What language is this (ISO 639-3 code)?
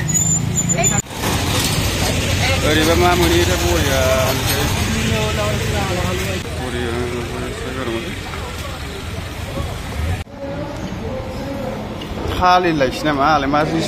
ara